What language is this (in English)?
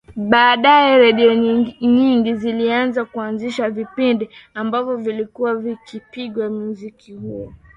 Swahili